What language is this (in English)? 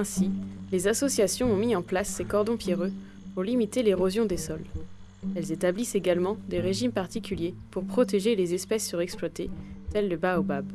French